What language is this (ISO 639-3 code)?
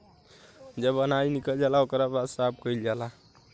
bho